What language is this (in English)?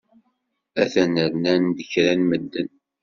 Kabyle